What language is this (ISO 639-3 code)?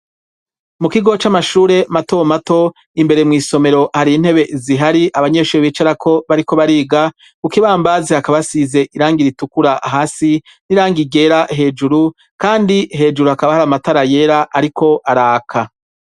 run